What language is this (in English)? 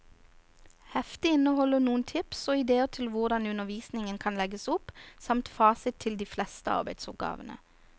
Norwegian